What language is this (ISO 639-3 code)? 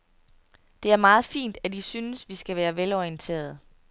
dan